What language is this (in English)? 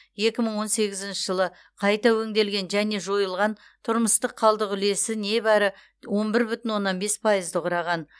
Kazakh